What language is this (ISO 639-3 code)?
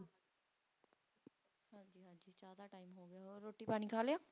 pan